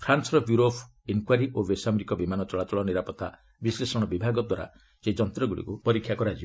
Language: Odia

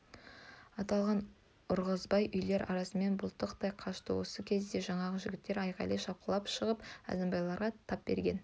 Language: Kazakh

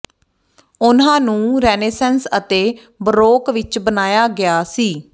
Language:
Punjabi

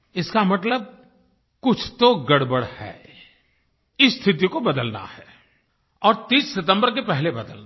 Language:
Hindi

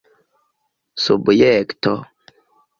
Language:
Esperanto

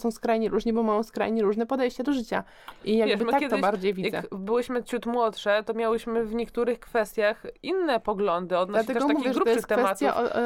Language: Polish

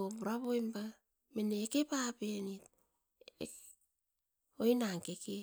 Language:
Askopan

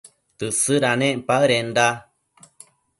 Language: Matsés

